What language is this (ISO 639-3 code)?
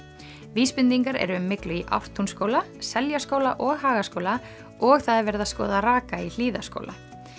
isl